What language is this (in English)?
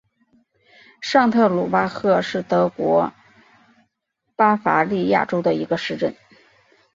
Chinese